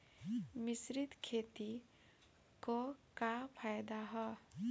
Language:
Bhojpuri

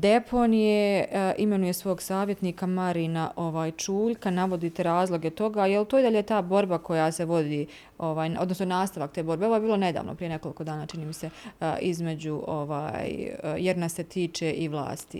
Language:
Croatian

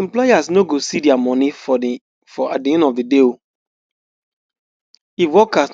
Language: Nigerian Pidgin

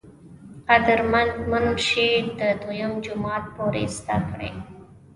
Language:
Pashto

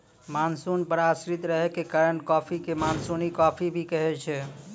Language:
Maithili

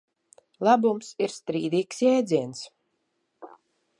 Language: Latvian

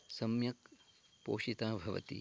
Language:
Sanskrit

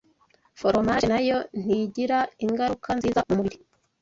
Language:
Kinyarwanda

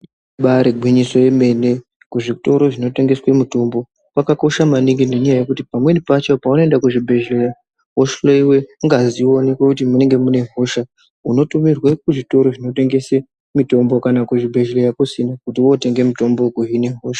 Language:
Ndau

